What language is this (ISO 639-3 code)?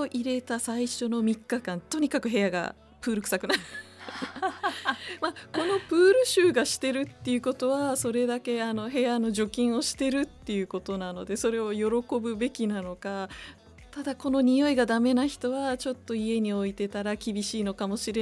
jpn